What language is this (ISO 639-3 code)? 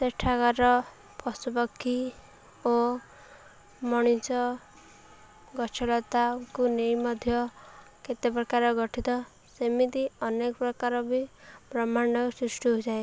ori